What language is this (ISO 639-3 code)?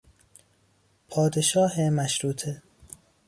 fas